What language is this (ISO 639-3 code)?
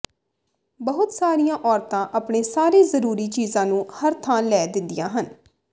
pan